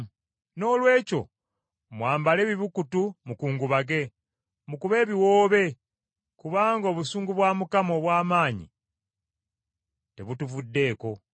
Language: Ganda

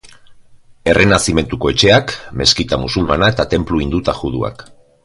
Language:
Basque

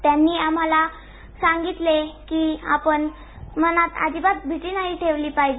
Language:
Marathi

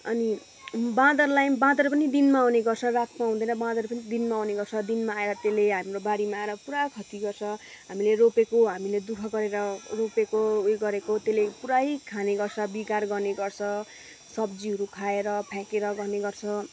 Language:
Nepali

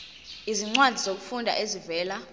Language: Zulu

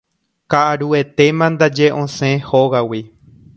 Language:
Guarani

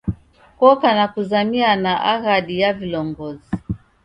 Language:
Taita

